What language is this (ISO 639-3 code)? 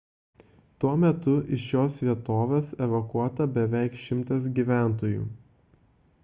lit